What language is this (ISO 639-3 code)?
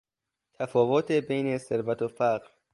fas